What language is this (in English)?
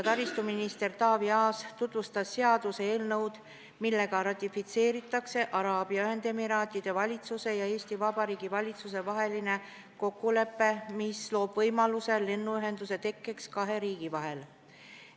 Estonian